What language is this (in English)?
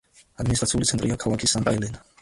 Georgian